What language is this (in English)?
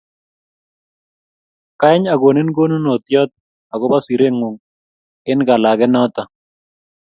Kalenjin